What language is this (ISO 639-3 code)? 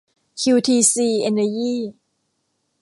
tha